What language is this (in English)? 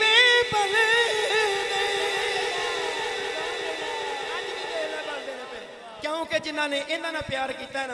Urdu